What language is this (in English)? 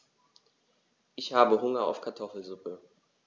German